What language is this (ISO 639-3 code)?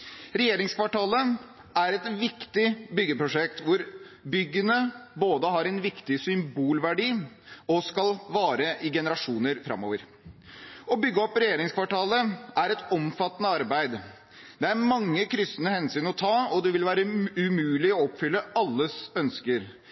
nob